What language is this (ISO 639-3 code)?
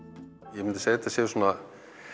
isl